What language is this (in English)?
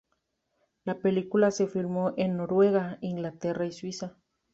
Spanish